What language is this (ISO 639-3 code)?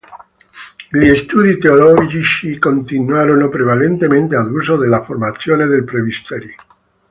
ita